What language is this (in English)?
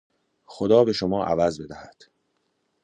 Persian